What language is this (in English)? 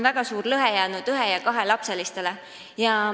Estonian